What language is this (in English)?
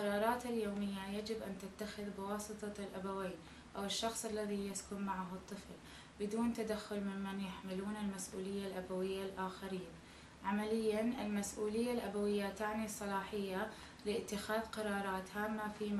Arabic